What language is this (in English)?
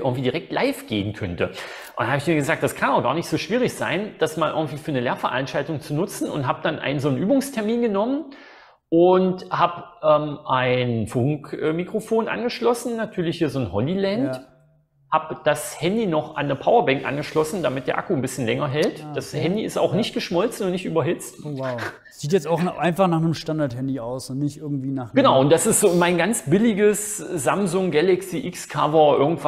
German